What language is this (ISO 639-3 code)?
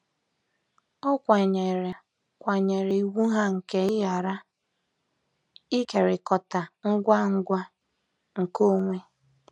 ibo